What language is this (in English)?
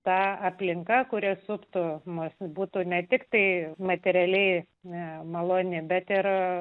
Lithuanian